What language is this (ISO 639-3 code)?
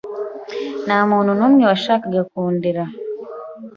kin